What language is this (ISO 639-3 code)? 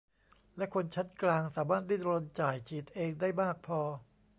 tha